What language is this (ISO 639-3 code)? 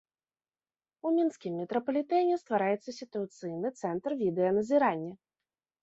bel